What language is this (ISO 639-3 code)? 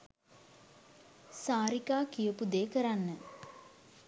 sin